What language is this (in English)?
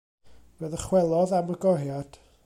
Welsh